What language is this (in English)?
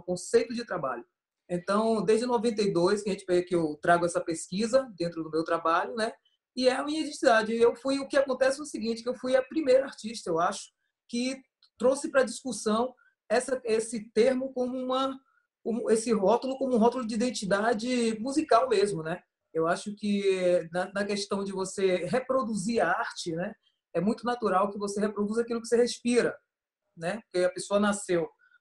Portuguese